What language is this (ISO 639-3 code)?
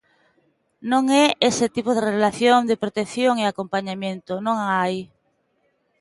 glg